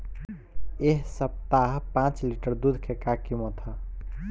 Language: Bhojpuri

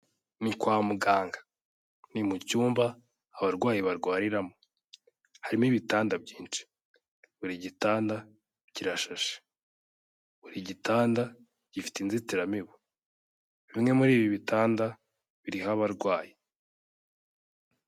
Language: Kinyarwanda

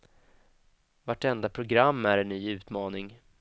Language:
Swedish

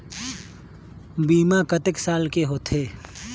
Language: Chhattisgarhi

